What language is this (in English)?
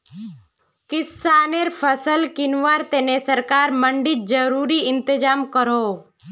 Magahi